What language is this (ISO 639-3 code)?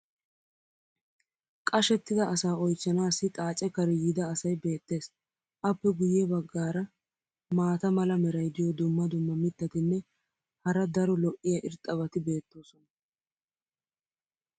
wal